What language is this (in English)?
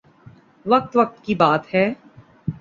Urdu